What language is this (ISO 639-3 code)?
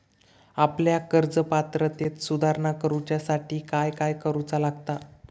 mar